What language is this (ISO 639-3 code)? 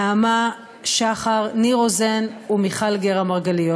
heb